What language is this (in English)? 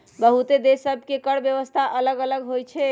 Magahi